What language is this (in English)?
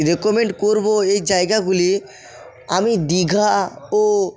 Bangla